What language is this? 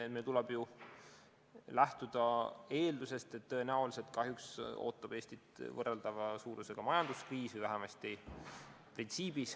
Estonian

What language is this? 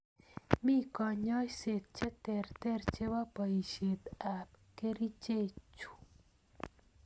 Kalenjin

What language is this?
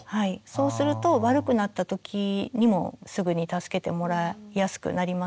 Japanese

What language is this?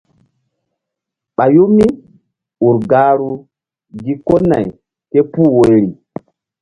Mbum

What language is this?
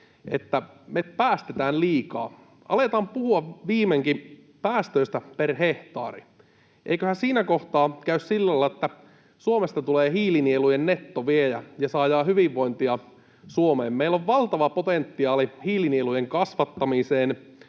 Finnish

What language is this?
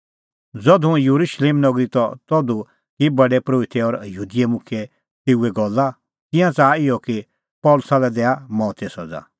Kullu Pahari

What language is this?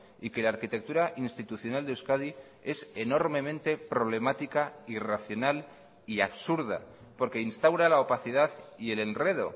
Spanish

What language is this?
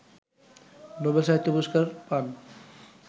Bangla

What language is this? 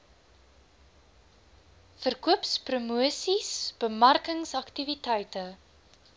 Afrikaans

